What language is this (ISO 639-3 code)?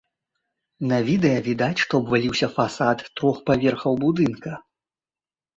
bel